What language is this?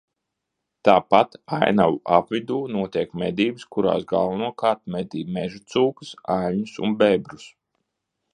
Latvian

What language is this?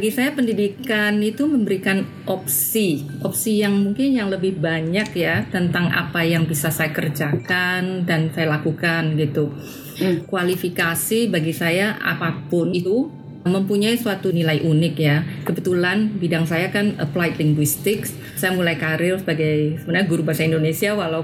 Indonesian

